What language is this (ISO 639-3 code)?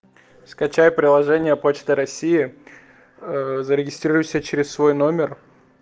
rus